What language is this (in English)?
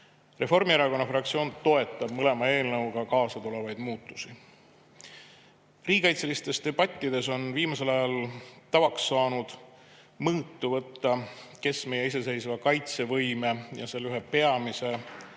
Estonian